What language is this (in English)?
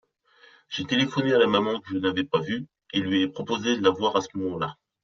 French